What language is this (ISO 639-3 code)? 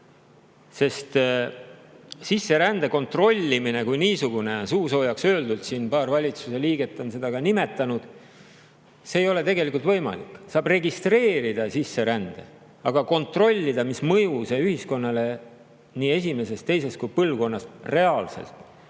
est